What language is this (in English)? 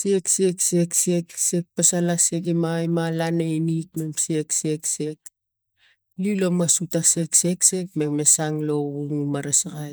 Tigak